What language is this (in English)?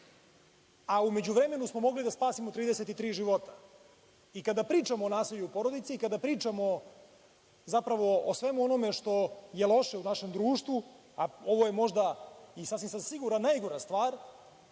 Serbian